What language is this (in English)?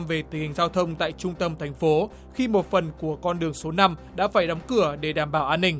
Vietnamese